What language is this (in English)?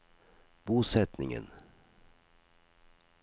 Norwegian